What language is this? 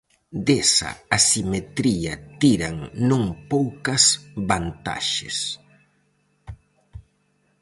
Galician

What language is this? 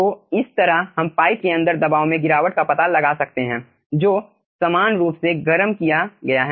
Hindi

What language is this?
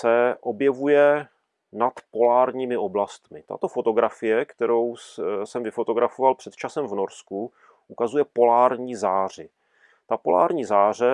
Czech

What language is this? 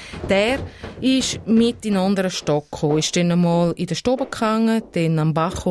German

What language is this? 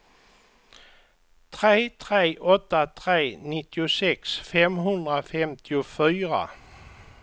Swedish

